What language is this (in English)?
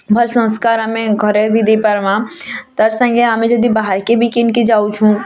Odia